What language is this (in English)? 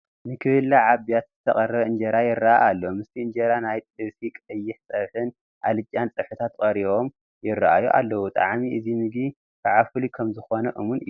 Tigrinya